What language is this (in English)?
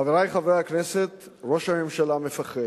Hebrew